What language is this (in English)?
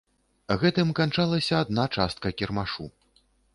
Belarusian